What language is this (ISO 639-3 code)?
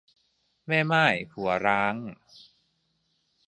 tha